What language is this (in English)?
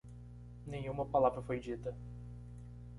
Portuguese